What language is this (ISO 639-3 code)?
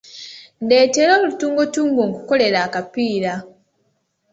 lug